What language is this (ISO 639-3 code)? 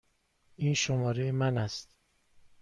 fas